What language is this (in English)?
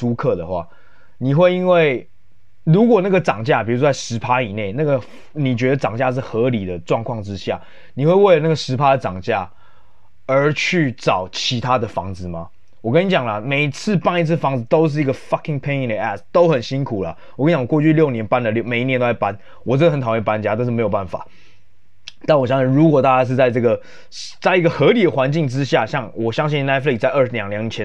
Chinese